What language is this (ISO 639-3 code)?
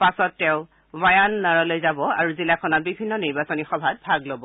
asm